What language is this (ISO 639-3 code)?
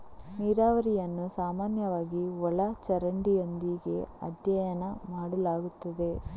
kan